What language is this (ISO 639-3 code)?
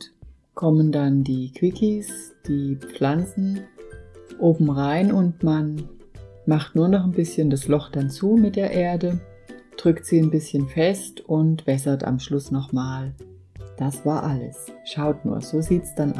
deu